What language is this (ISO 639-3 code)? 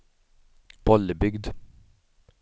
swe